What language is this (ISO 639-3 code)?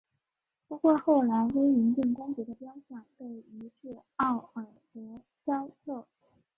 zho